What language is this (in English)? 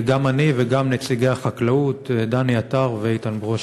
Hebrew